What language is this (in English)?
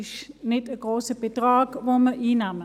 Swiss German